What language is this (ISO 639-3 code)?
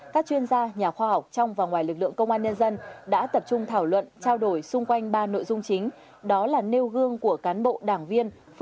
vie